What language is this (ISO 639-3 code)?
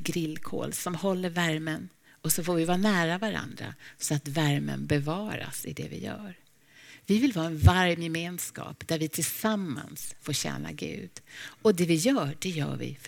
swe